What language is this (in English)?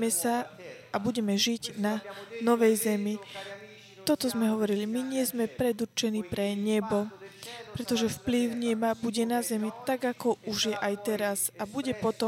Slovak